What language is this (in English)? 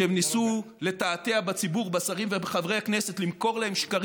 Hebrew